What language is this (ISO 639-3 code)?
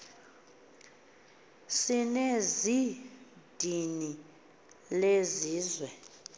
xho